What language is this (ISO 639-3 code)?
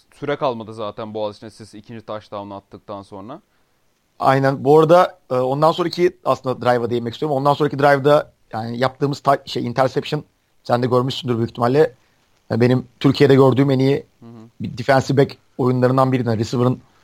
tur